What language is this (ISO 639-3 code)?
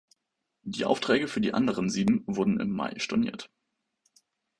deu